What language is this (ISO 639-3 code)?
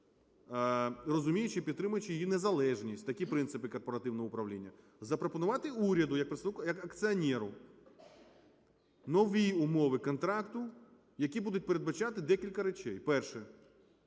ukr